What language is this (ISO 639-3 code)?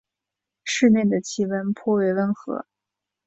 zho